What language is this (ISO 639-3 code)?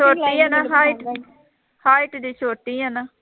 pan